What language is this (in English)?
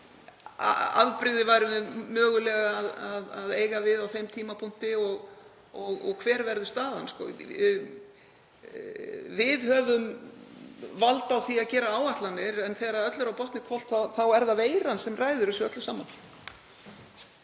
Icelandic